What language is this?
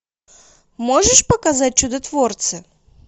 Russian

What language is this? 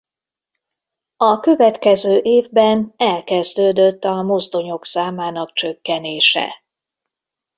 Hungarian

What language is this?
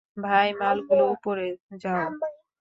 Bangla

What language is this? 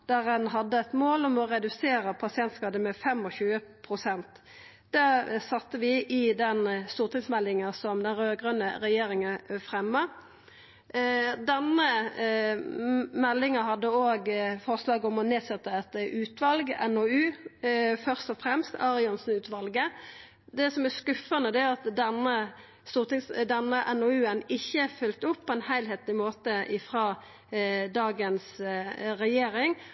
Norwegian Nynorsk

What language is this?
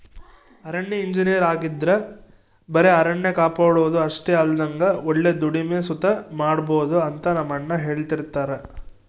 Kannada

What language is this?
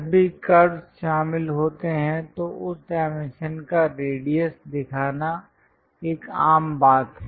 Hindi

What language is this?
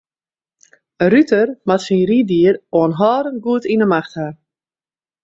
Western Frisian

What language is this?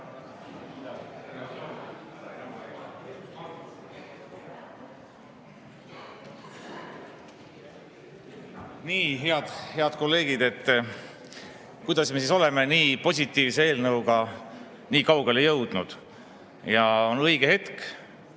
Estonian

